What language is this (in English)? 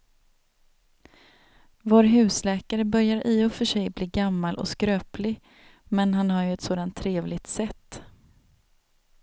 Swedish